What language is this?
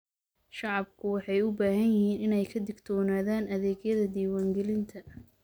Somali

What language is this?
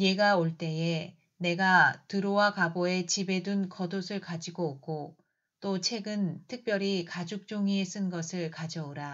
Korean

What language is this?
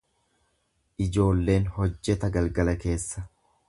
Oromo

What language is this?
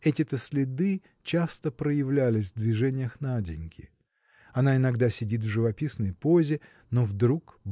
Russian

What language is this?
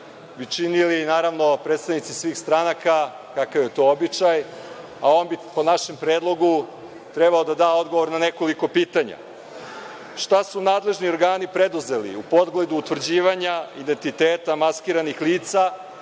Serbian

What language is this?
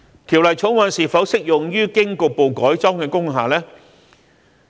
Cantonese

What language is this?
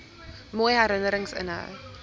Afrikaans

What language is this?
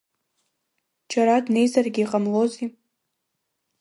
Abkhazian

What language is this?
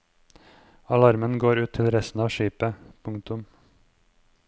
Norwegian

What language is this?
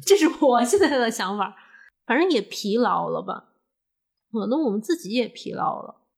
Chinese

